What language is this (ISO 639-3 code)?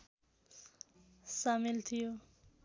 nep